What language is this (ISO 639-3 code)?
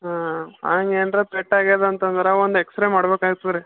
kan